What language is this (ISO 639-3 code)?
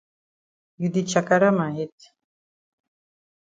wes